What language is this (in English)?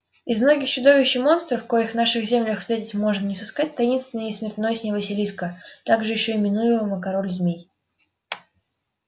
Russian